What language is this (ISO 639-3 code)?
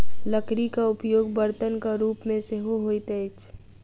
mai